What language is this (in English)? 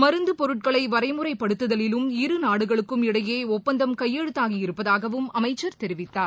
Tamil